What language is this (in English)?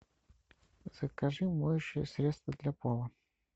Russian